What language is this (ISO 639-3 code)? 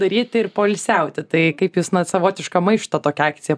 lit